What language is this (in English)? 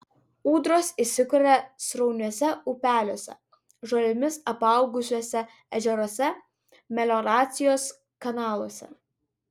Lithuanian